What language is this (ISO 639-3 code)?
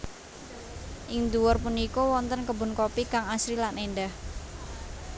jav